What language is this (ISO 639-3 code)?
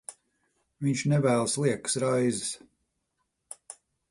lav